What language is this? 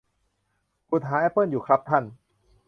Thai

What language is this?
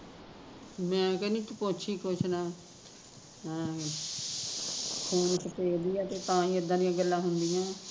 Punjabi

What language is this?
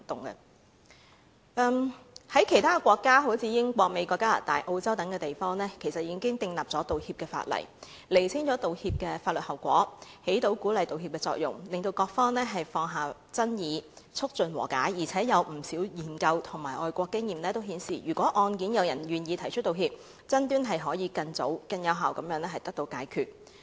Cantonese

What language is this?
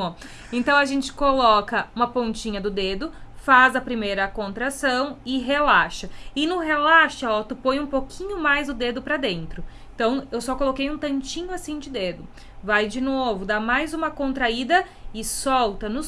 Portuguese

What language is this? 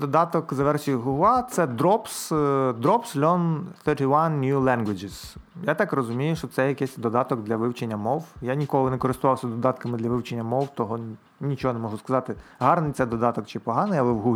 Ukrainian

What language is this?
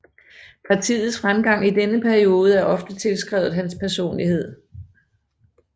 Danish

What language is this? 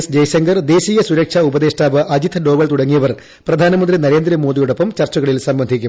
Malayalam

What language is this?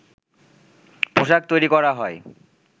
Bangla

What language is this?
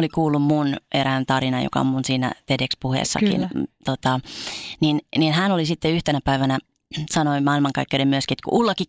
Finnish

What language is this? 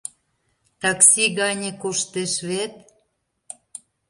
Mari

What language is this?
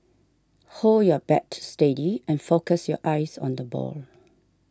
English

